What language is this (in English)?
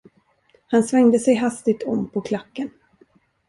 Swedish